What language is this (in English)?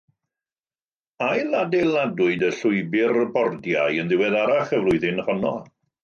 Welsh